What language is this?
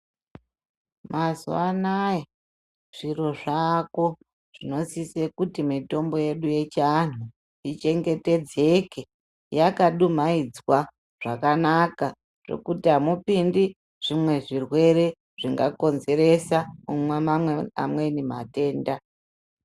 Ndau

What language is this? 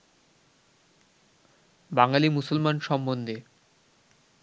Bangla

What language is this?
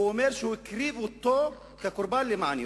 Hebrew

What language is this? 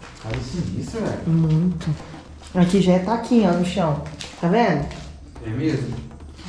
Portuguese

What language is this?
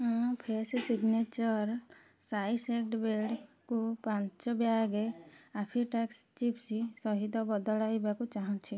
Odia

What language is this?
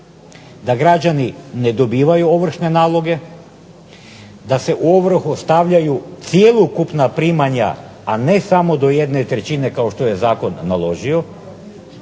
Croatian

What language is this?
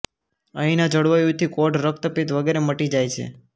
Gujarati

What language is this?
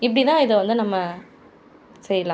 Tamil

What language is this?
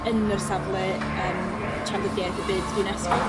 Welsh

